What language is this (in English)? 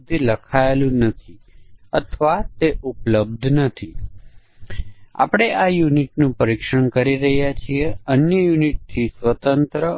Gujarati